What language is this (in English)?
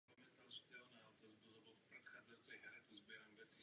Czech